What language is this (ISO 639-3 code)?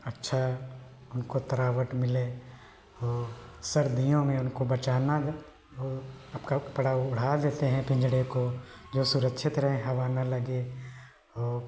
hin